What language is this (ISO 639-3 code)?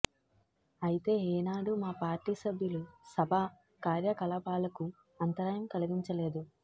tel